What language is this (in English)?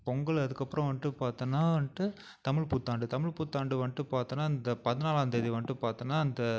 Tamil